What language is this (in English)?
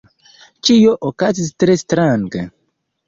Esperanto